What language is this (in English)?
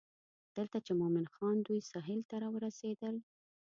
Pashto